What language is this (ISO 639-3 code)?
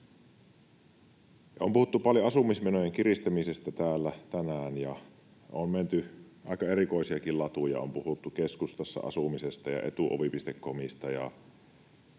fin